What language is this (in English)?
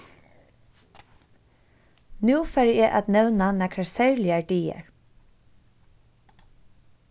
Faroese